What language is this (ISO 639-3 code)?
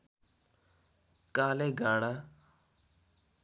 nep